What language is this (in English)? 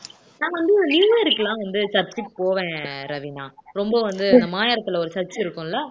Tamil